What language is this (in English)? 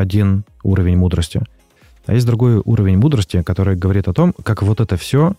Russian